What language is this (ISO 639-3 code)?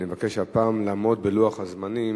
heb